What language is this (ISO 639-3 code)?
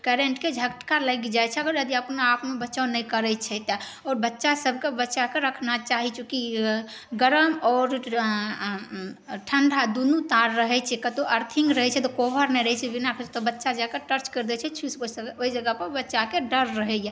mai